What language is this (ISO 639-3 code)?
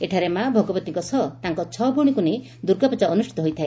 ori